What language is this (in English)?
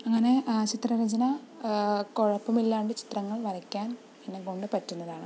Malayalam